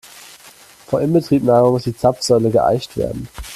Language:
German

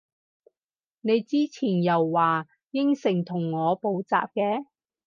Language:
Cantonese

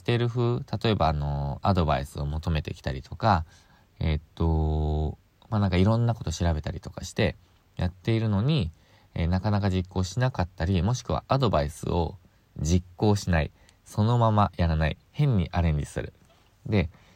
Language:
Japanese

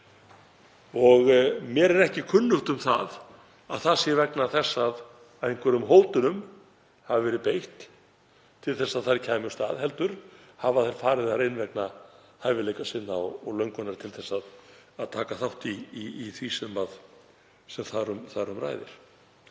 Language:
Icelandic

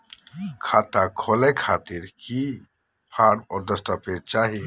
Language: Magahi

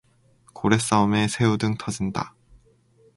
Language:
Korean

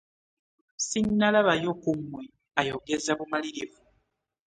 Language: Ganda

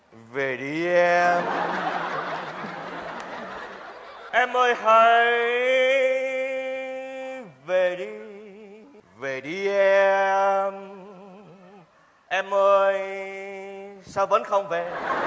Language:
Vietnamese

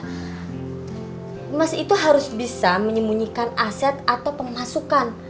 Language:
Indonesian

